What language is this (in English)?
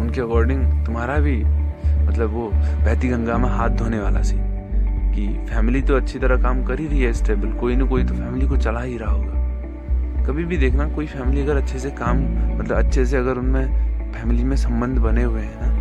Hindi